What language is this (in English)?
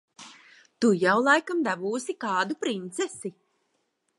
Latvian